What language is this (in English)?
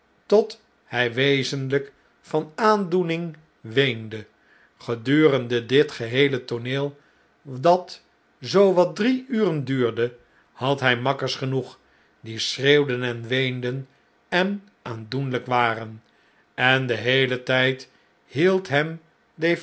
Dutch